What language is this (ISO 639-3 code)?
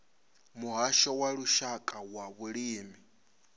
ven